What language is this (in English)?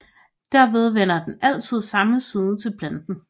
Danish